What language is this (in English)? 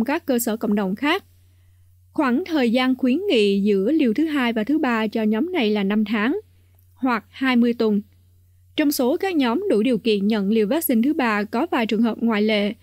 Vietnamese